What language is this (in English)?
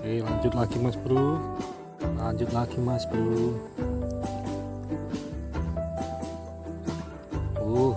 Indonesian